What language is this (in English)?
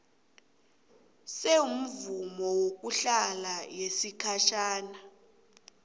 South Ndebele